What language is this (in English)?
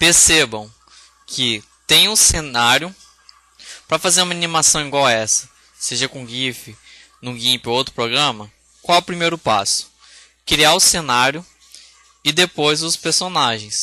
Portuguese